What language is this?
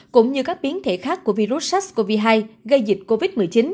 Vietnamese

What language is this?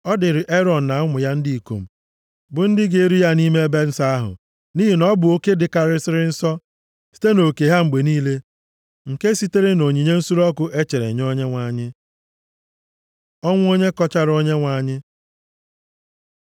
Igbo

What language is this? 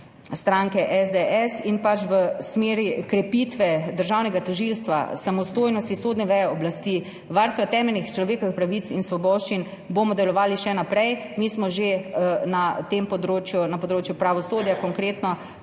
Slovenian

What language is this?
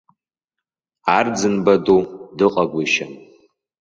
Abkhazian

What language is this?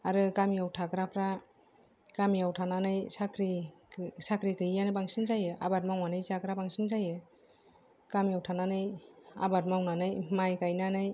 Bodo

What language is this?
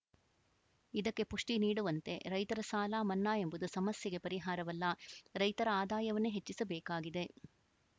Kannada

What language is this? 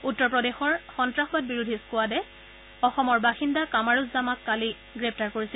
Assamese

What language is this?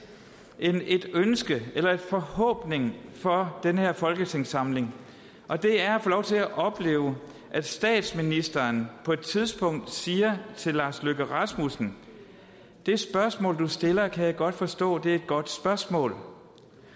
Danish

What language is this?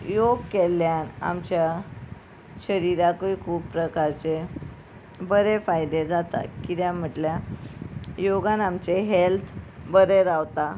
Konkani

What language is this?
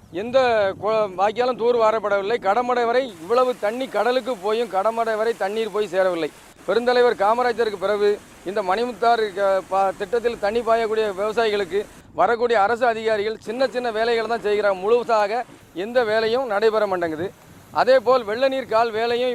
Tamil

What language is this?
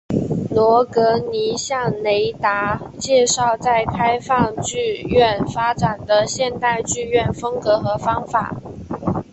Chinese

